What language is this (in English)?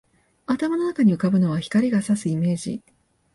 Japanese